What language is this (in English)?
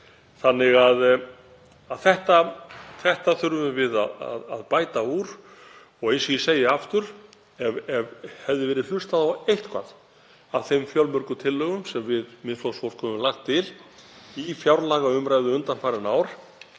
Icelandic